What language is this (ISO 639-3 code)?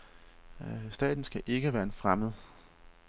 dan